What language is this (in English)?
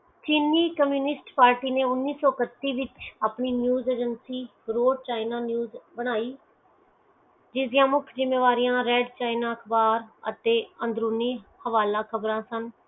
Punjabi